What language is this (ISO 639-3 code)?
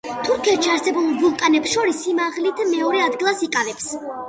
kat